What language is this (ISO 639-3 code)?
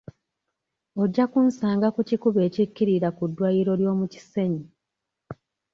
lug